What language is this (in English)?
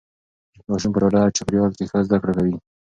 Pashto